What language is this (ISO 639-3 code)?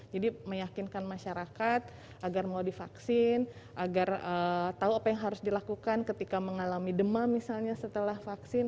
ind